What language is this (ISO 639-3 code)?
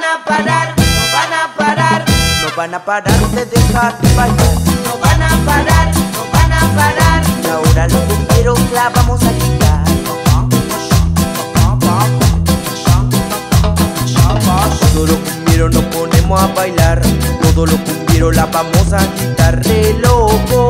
spa